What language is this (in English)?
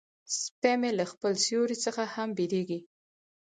Pashto